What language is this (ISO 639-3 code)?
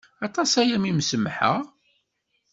kab